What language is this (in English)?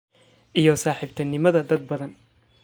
Somali